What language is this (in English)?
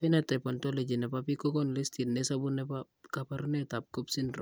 Kalenjin